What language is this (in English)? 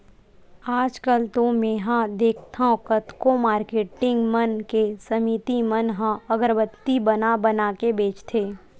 Chhattisgarhi